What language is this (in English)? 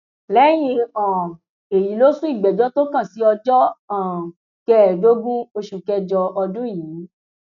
Yoruba